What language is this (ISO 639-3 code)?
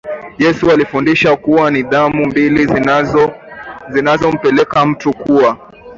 swa